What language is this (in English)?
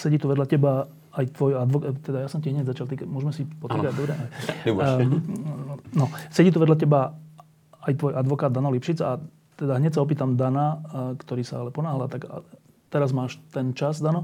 Slovak